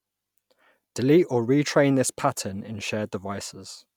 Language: English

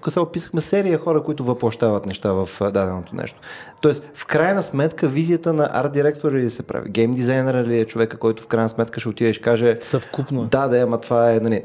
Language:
Bulgarian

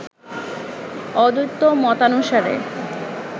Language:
Bangla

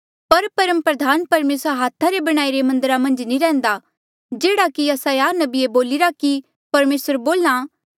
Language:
Mandeali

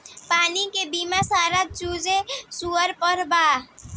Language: Bhojpuri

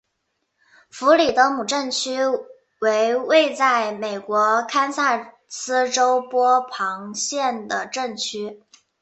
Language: Chinese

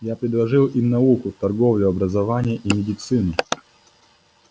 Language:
Russian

